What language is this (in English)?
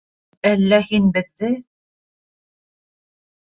Bashkir